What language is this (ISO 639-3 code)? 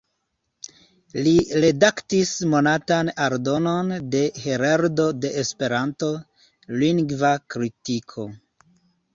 epo